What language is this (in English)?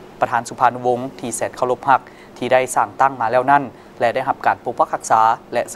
Thai